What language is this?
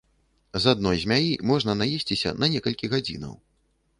Belarusian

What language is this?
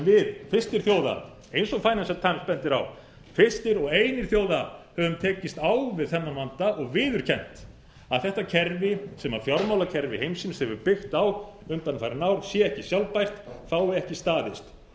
Icelandic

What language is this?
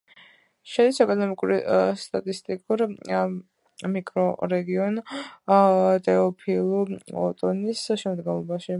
Georgian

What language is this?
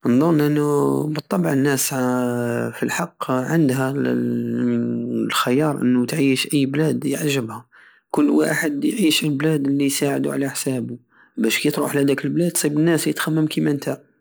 Algerian Saharan Arabic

